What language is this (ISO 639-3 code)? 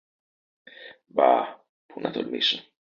ell